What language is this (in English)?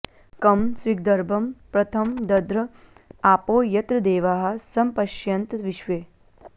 Sanskrit